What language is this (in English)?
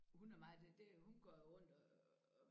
Danish